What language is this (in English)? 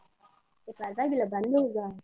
Kannada